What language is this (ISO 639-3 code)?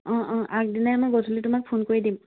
asm